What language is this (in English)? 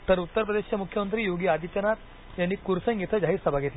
Marathi